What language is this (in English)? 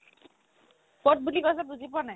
Assamese